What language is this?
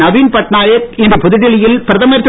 Tamil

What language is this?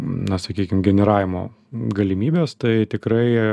Lithuanian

